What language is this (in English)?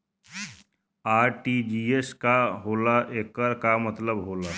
Bhojpuri